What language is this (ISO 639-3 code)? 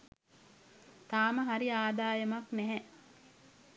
sin